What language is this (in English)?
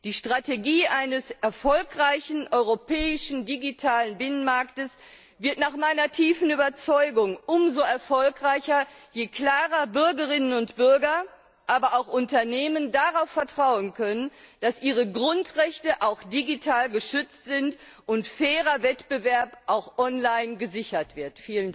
German